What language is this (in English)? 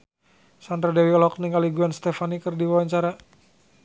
Sundanese